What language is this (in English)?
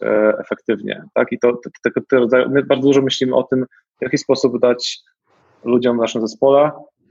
Polish